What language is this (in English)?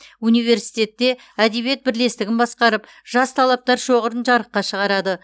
Kazakh